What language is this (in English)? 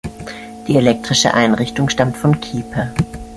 German